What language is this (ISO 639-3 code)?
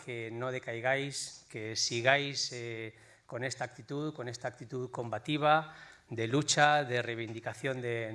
spa